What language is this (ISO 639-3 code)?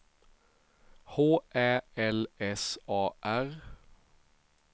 swe